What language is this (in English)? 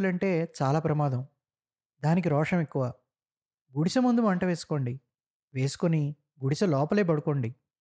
Telugu